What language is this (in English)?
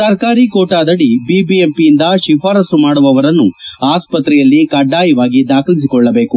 Kannada